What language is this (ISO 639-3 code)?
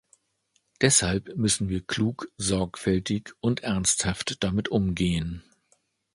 deu